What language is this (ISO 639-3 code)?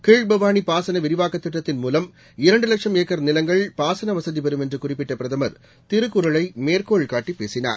tam